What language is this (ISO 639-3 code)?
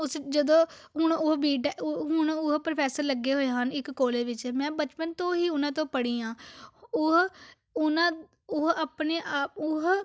pan